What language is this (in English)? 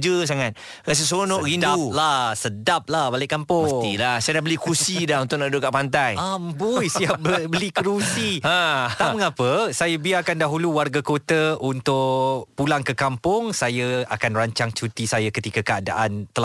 Malay